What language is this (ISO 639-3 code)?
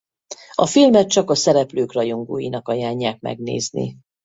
hun